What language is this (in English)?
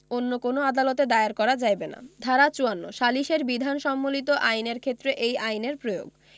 Bangla